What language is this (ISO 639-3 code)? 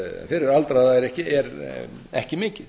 isl